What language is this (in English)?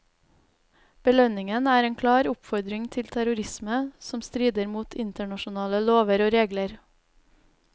Norwegian